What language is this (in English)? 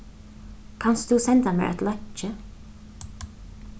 Faroese